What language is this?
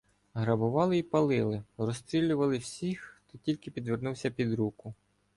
Ukrainian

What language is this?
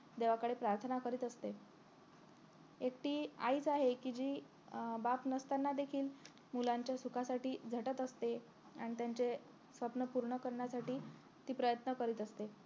Marathi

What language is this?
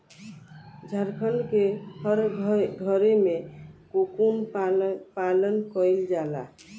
Bhojpuri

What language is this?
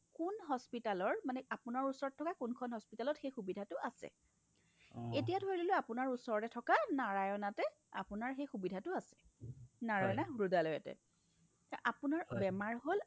Assamese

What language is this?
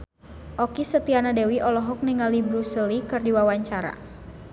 Sundanese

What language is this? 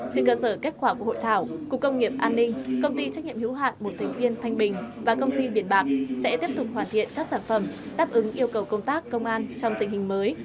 Vietnamese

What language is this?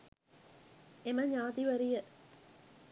Sinhala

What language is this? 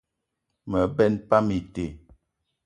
Eton (Cameroon)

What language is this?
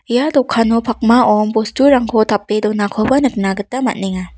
Garo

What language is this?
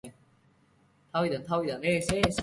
Chinese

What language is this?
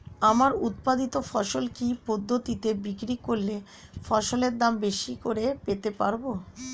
Bangla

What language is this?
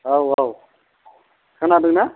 Bodo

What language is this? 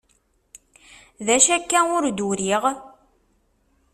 Kabyle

